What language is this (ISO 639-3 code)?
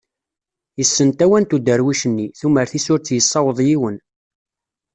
kab